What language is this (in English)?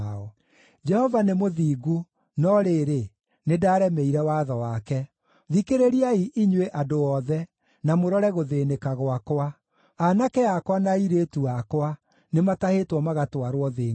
Kikuyu